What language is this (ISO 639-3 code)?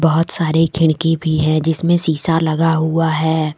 hin